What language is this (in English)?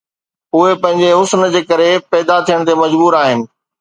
Sindhi